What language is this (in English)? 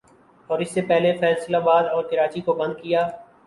Urdu